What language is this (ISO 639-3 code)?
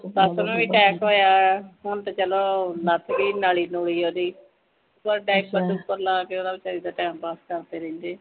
pan